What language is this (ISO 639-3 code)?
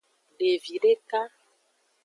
ajg